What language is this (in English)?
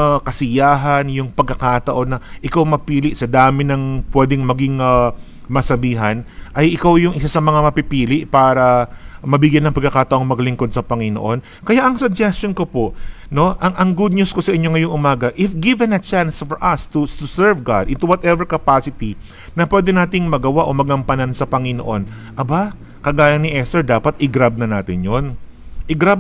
Filipino